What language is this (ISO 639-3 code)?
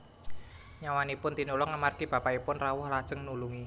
jav